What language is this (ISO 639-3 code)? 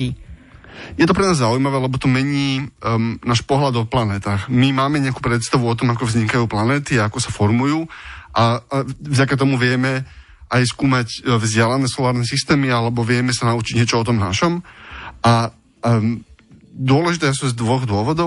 slk